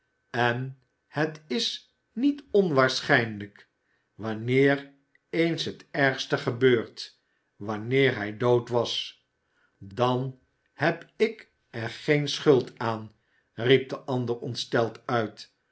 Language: Dutch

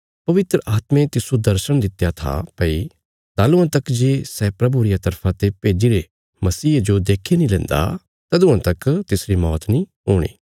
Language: Bilaspuri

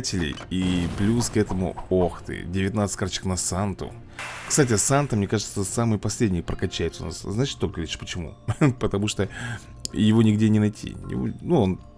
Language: Russian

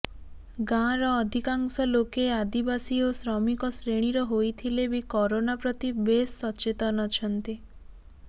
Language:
Odia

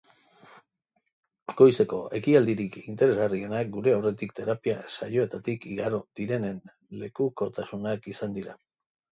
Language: Basque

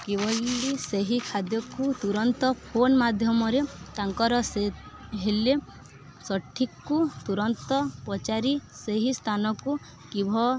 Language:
Odia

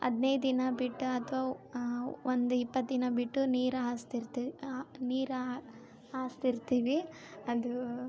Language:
Kannada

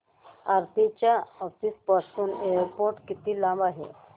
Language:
Marathi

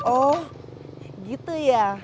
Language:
Indonesian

